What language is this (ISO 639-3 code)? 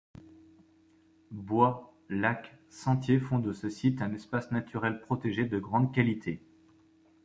fra